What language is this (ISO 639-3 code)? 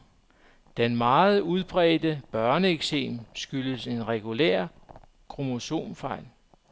dan